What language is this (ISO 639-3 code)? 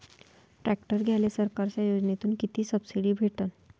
mar